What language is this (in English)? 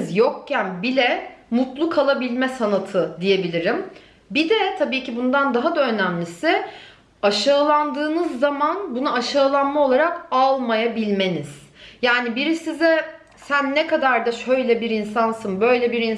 Turkish